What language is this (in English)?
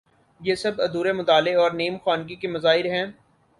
Urdu